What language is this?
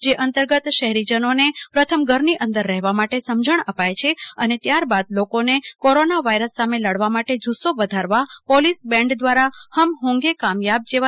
Gujarati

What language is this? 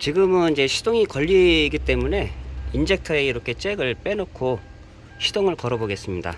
Korean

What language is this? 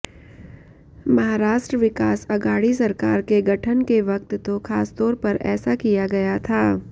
Hindi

